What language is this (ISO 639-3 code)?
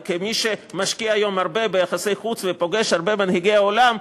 heb